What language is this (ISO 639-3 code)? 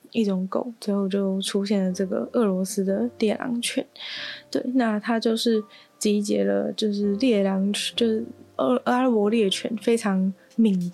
zho